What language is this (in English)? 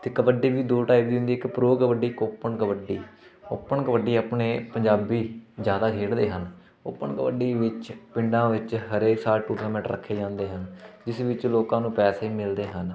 Punjabi